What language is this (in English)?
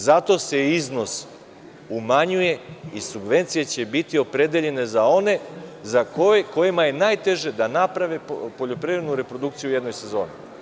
Serbian